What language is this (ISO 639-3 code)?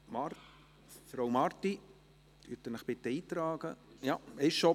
gsw